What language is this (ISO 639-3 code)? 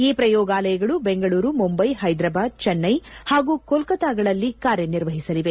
kan